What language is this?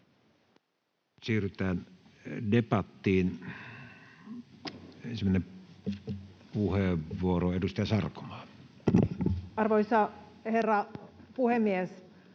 Finnish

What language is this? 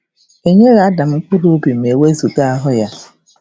Igbo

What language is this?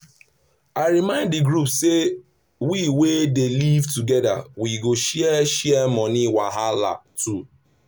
Nigerian Pidgin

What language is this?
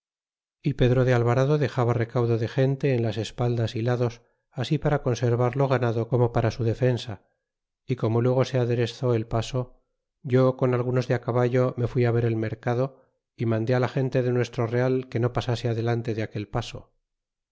Spanish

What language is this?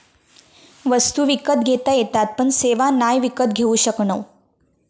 Marathi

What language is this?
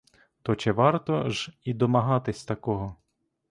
Ukrainian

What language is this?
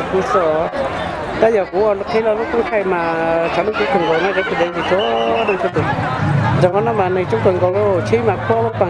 Vietnamese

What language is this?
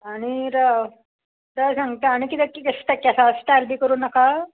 Konkani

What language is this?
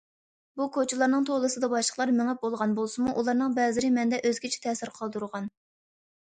Uyghur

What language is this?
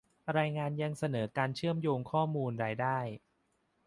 Thai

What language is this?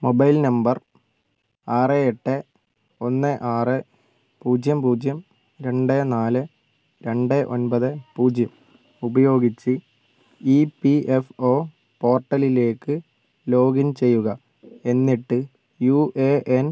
Malayalam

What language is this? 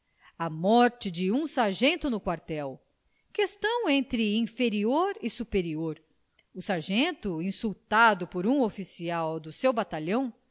Portuguese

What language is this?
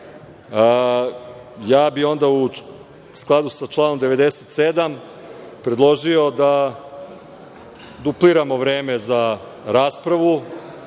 Serbian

